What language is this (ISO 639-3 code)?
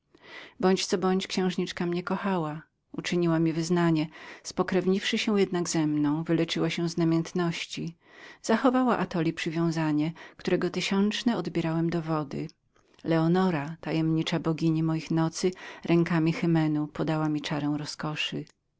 pol